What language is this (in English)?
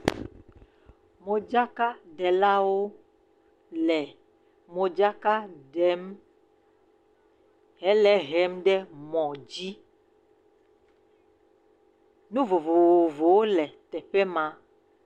Ewe